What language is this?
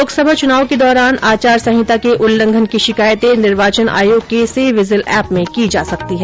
Hindi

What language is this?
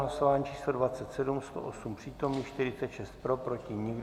Czech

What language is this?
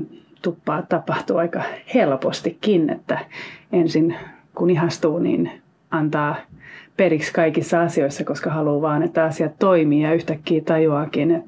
Finnish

